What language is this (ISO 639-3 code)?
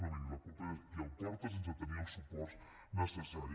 cat